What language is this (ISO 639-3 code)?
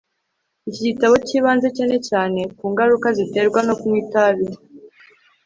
kin